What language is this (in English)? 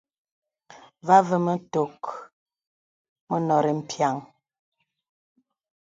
Bebele